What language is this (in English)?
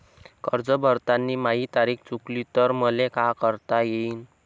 Marathi